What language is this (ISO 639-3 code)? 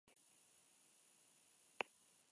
eus